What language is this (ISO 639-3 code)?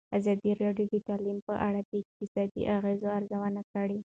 pus